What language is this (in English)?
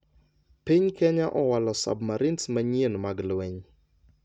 Luo (Kenya and Tanzania)